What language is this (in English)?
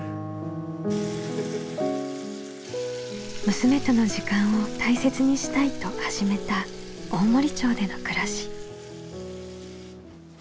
Japanese